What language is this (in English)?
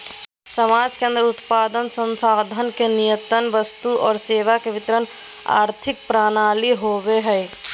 Magahi